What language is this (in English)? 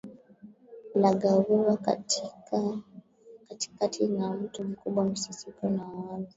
Swahili